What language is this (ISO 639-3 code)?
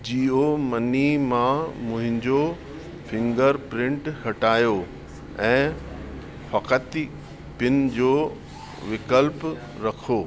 snd